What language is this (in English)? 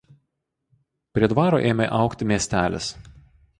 Lithuanian